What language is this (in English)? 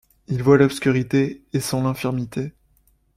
French